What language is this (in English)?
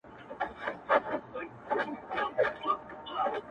Pashto